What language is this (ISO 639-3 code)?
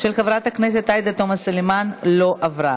heb